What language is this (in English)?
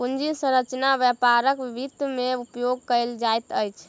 Maithili